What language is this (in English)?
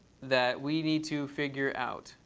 English